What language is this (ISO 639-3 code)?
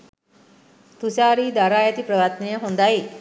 sin